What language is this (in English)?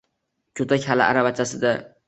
Uzbek